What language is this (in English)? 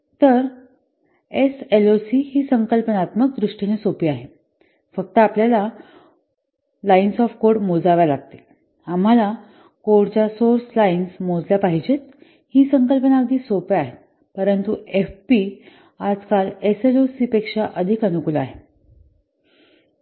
Marathi